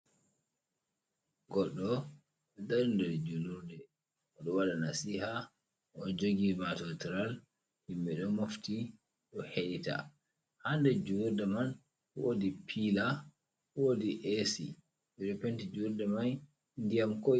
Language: Fula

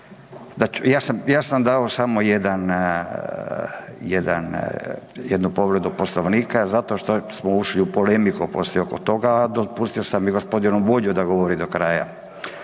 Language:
Croatian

